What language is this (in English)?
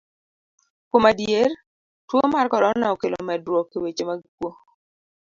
Luo (Kenya and Tanzania)